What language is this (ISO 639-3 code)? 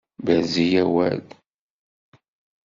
kab